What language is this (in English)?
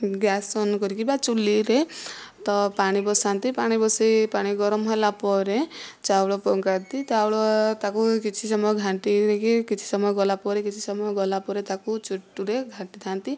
Odia